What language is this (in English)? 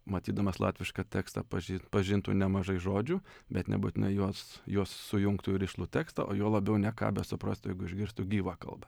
Lithuanian